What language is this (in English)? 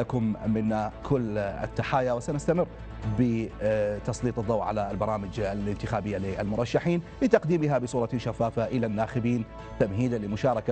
Arabic